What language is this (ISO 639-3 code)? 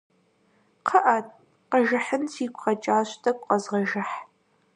kbd